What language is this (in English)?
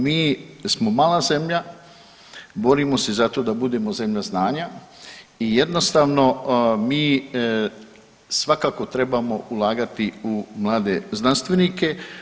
Croatian